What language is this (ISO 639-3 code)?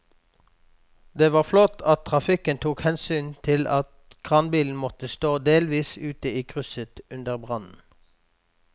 nor